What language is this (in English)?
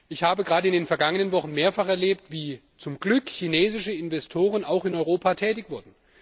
German